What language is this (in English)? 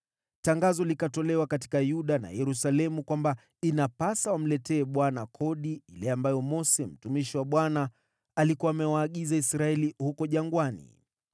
Swahili